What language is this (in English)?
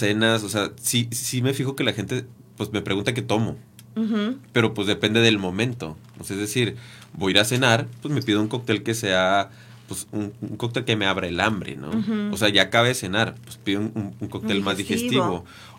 Spanish